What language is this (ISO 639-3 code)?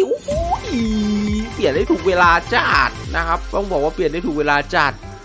tha